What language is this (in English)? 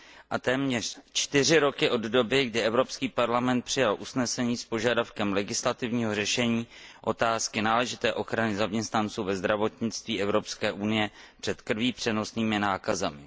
Czech